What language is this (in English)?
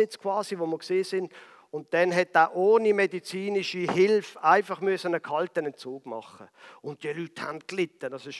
German